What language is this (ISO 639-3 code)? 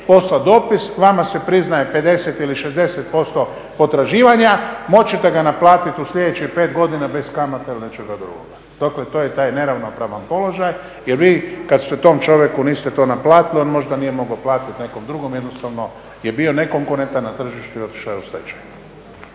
hrv